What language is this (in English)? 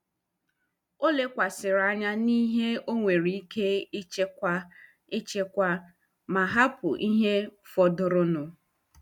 Igbo